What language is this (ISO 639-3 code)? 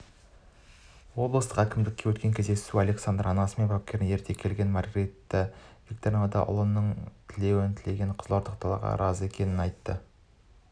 kaz